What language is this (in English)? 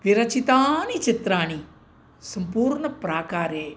Sanskrit